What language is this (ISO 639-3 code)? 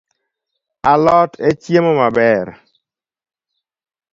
luo